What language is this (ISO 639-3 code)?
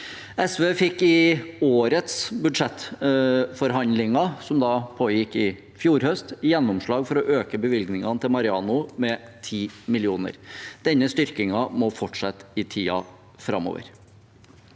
nor